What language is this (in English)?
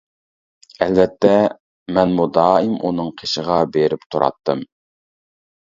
Uyghur